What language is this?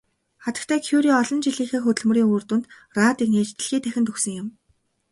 Mongolian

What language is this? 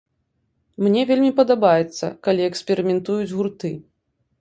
Belarusian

